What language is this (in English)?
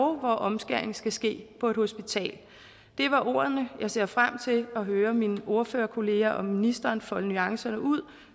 Danish